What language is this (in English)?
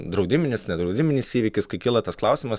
Lithuanian